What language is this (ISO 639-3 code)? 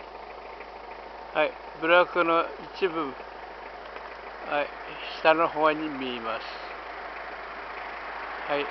jpn